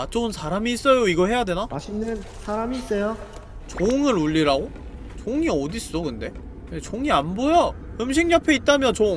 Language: Korean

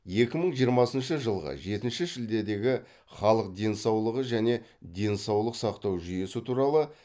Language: Kazakh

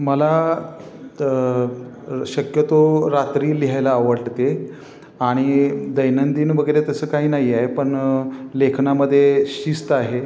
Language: Marathi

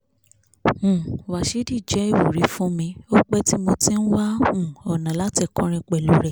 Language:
Yoruba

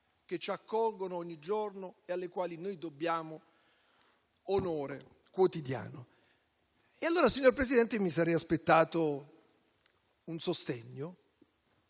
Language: Italian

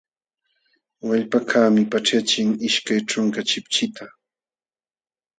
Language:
Jauja Wanca Quechua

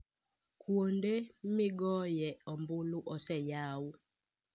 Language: Luo (Kenya and Tanzania)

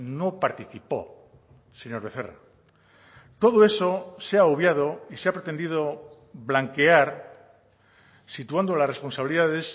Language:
Spanish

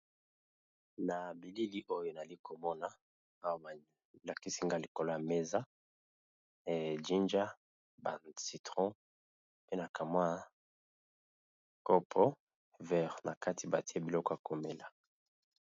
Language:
Lingala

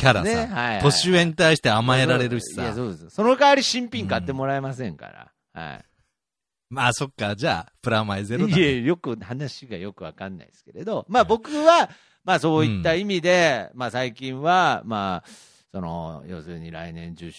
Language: Japanese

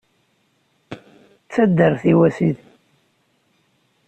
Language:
Kabyle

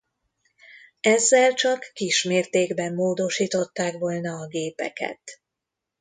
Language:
Hungarian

